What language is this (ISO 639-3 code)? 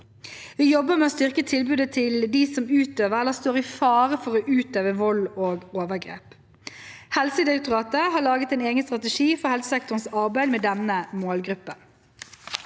nor